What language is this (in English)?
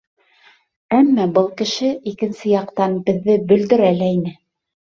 Bashkir